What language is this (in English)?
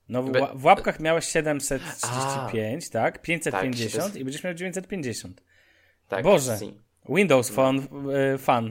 Polish